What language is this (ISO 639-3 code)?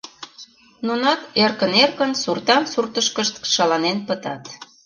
chm